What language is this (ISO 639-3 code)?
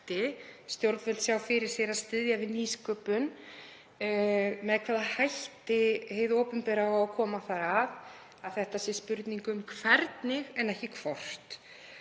isl